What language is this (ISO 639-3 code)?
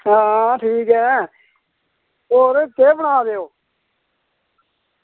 doi